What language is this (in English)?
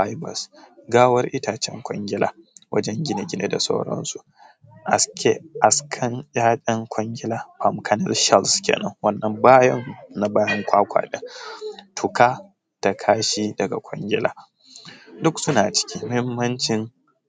Hausa